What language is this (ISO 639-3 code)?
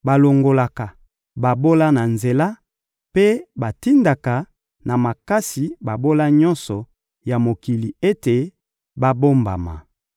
lin